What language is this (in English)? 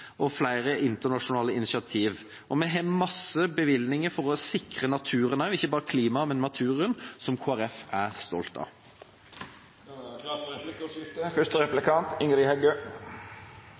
Norwegian